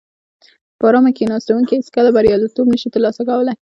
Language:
Pashto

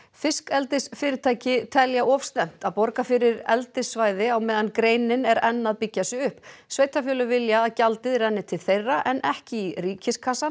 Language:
Icelandic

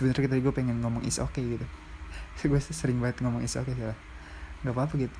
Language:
Indonesian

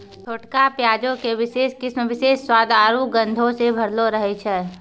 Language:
Maithili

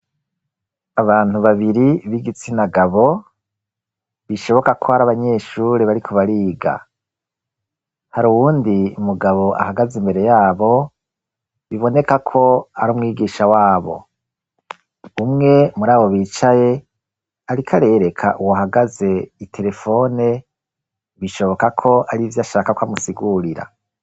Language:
Rundi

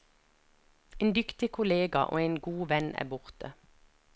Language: Norwegian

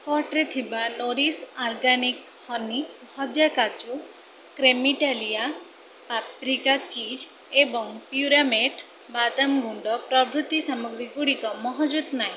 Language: Odia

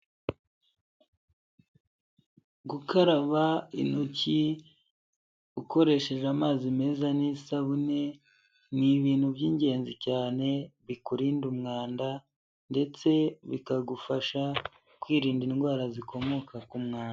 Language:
Kinyarwanda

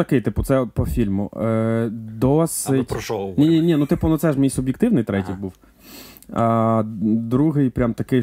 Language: Ukrainian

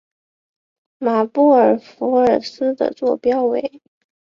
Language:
Chinese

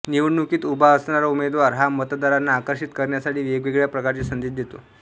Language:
Marathi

